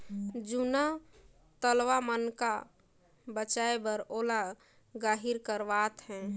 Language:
Chhattisgarhi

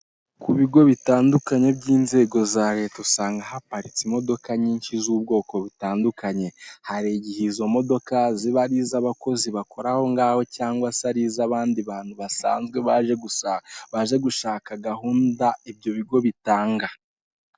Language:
Kinyarwanda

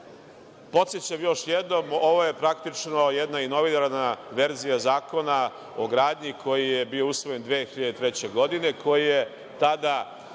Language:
Serbian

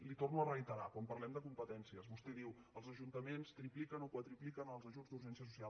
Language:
Catalan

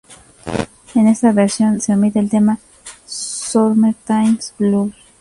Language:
Spanish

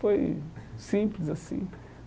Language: Portuguese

